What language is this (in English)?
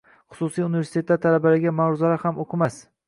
Uzbek